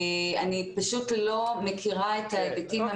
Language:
Hebrew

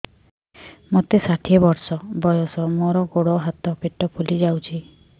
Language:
Odia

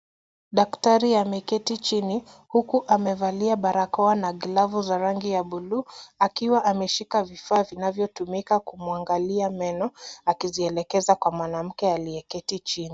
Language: Swahili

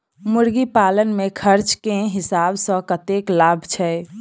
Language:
Maithili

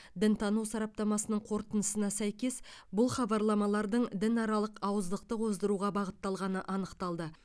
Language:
Kazakh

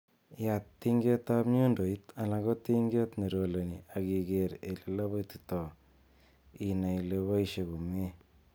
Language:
Kalenjin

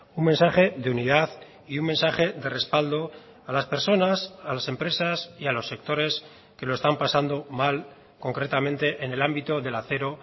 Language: Spanish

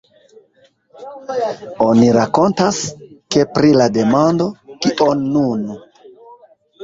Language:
Esperanto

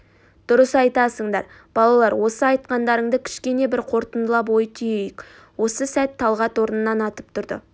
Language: Kazakh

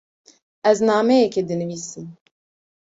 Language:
Kurdish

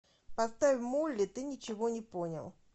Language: Russian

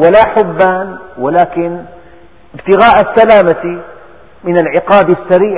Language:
Arabic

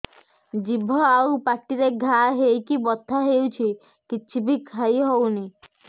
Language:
Odia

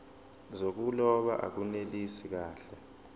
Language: Zulu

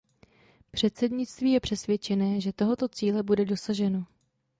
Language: Czech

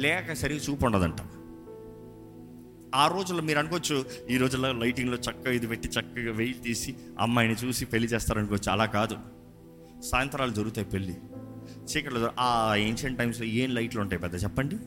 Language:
Telugu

